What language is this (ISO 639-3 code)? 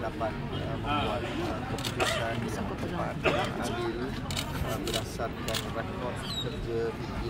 msa